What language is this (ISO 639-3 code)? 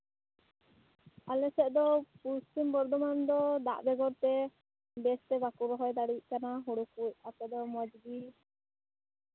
sat